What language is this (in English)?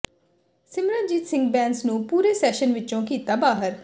Punjabi